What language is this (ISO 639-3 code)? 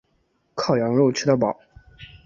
zho